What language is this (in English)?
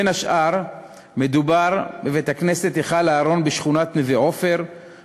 Hebrew